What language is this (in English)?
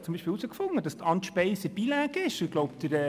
Swiss German